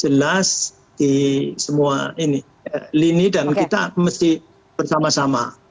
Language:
Indonesian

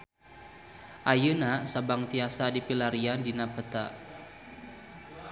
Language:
Sundanese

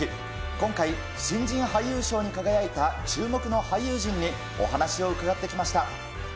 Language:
Japanese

